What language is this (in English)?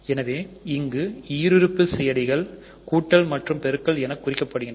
Tamil